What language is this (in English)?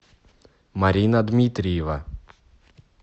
Russian